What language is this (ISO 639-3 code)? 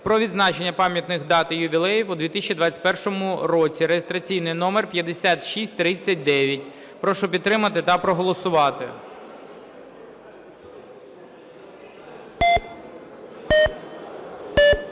ukr